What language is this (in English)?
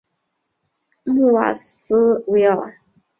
Chinese